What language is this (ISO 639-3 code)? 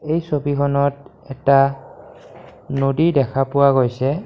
asm